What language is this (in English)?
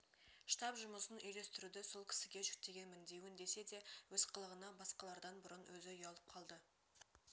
Kazakh